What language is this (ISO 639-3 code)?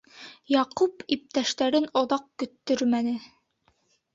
bak